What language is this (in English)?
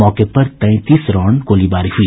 Hindi